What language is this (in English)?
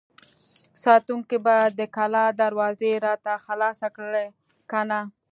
Pashto